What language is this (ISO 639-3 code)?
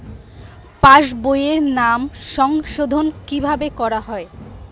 ben